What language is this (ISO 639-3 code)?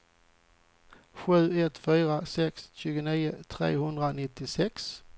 swe